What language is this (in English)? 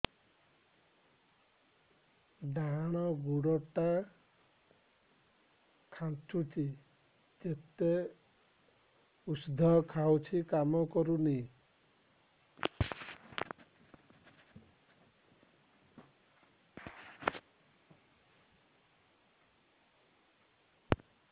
Odia